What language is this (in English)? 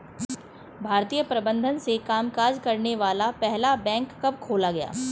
Hindi